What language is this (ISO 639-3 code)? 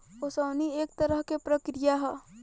bho